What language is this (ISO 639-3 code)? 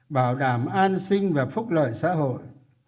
vie